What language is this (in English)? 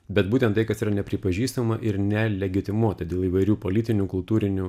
Lithuanian